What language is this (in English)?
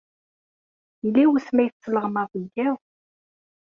Kabyle